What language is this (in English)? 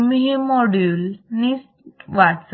Marathi